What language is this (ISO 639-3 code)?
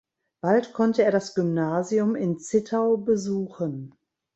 deu